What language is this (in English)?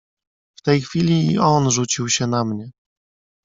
Polish